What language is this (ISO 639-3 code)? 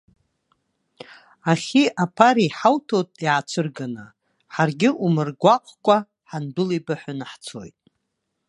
abk